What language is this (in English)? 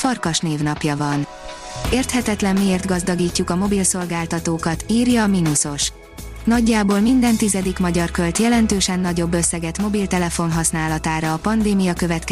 Hungarian